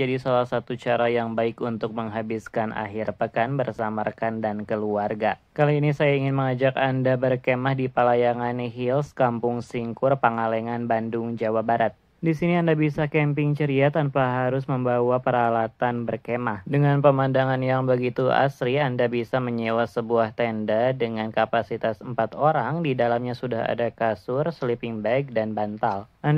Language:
Indonesian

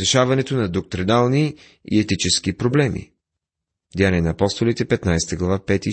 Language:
Bulgarian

